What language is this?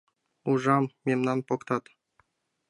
Mari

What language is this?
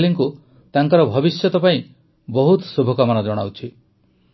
Odia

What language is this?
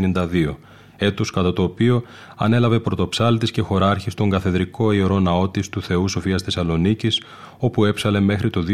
Greek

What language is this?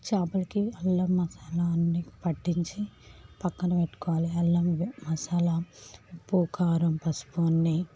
Telugu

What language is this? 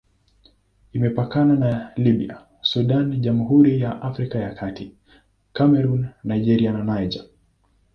Swahili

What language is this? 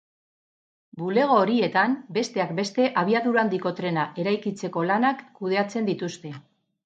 Basque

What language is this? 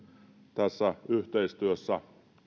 Finnish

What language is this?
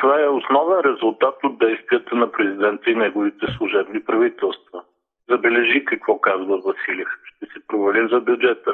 Bulgarian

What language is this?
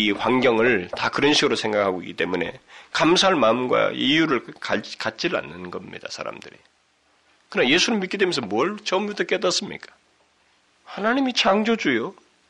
Korean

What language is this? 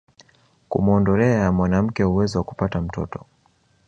Swahili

